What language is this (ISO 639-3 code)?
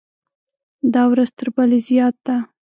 pus